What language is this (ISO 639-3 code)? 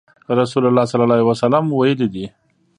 pus